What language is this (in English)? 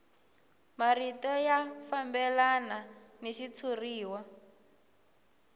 Tsonga